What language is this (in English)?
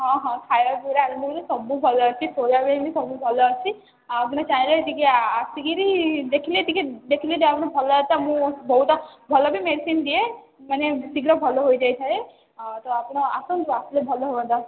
Odia